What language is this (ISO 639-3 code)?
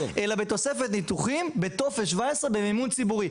heb